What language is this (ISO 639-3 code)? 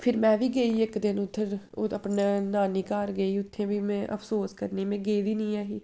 doi